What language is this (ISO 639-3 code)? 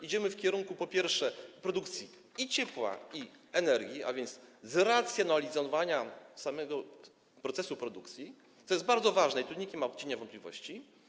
pol